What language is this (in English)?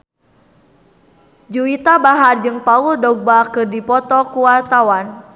Sundanese